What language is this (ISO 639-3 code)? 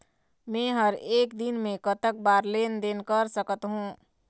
hne